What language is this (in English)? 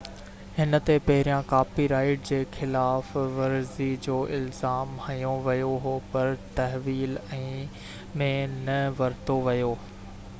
Sindhi